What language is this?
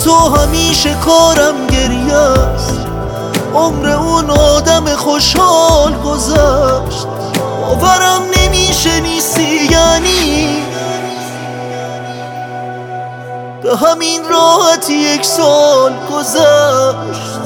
Persian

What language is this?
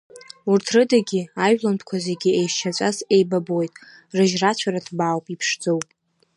Abkhazian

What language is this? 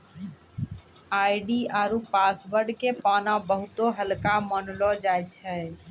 Maithili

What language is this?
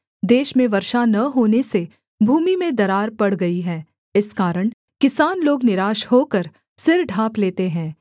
Hindi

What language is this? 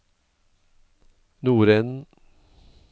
Norwegian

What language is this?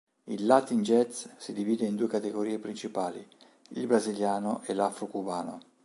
Italian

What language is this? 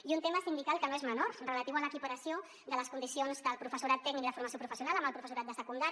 Catalan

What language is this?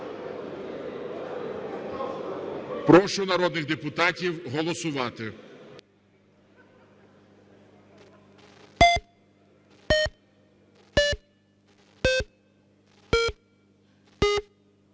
Ukrainian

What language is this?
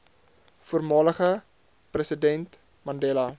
Afrikaans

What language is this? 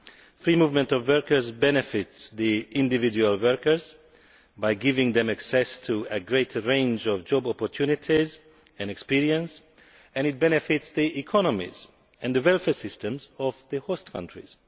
English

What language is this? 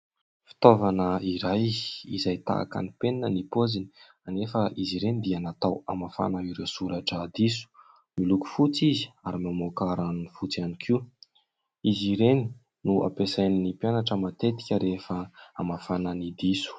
Malagasy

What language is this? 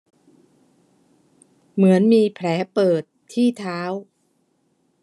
Thai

